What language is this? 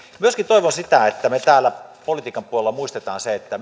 Finnish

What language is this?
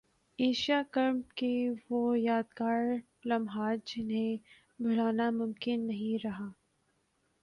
Urdu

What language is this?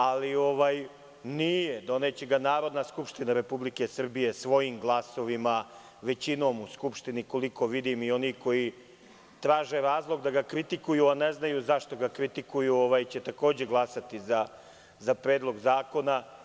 Serbian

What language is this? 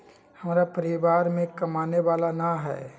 Magahi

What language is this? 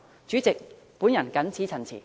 Cantonese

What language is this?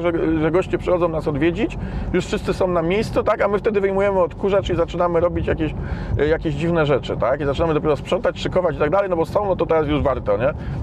Polish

